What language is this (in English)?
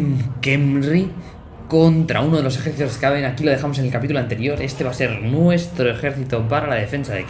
Spanish